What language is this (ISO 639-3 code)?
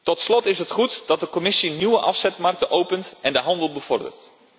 nld